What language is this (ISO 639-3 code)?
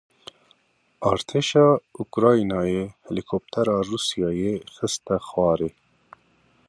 kur